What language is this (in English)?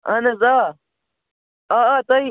Kashmiri